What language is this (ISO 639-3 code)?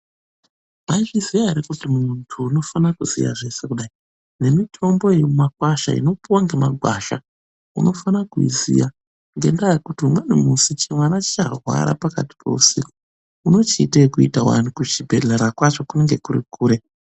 ndc